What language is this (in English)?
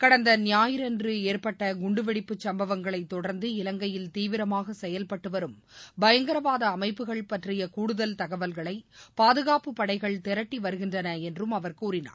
Tamil